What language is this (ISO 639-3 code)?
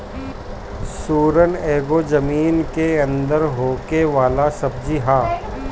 bho